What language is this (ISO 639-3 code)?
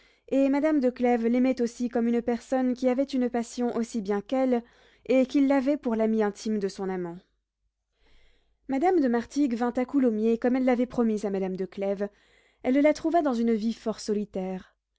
fra